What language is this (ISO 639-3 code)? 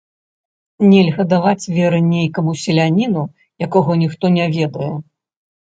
bel